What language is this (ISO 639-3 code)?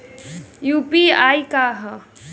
bho